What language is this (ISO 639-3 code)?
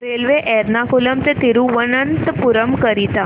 mar